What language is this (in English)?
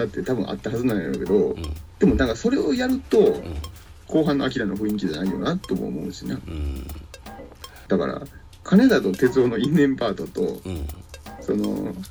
Japanese